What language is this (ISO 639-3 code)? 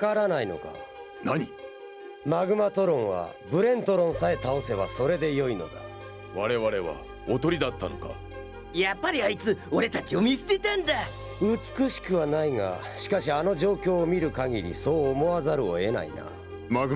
jpn